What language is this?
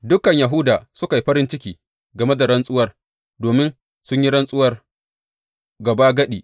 Hausa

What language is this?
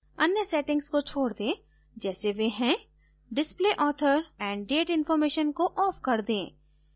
Hindi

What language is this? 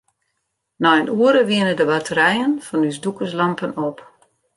Western Frisian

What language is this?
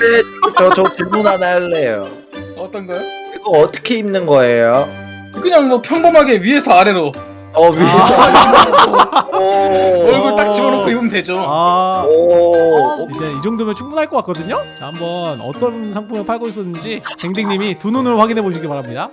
Korean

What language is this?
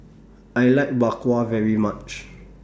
English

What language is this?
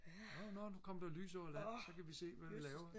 Danish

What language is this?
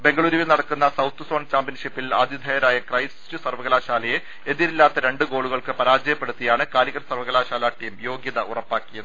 Malayalam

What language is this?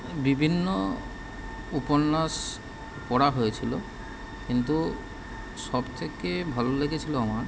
Bangla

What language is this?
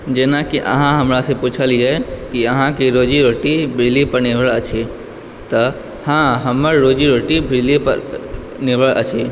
Maithili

